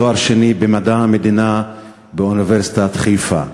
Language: Hebrew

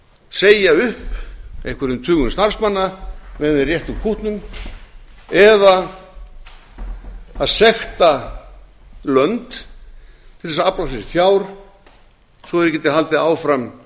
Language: Icelandic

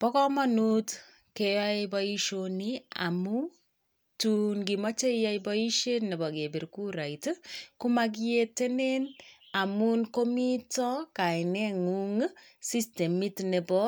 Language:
Kalenjin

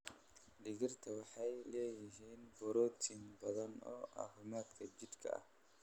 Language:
Somali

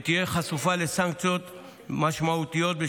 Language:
Hebrew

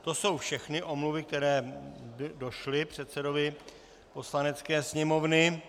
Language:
Czech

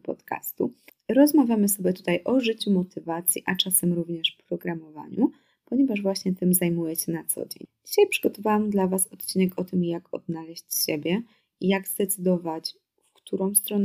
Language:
Polish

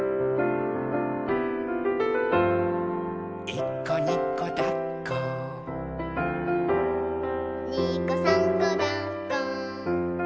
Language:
Japanese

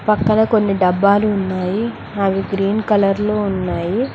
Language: Telugu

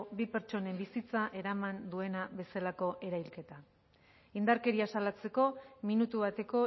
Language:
Basque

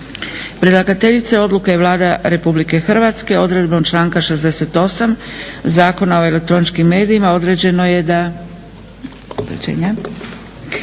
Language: Croatian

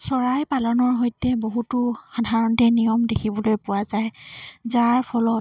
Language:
Assamese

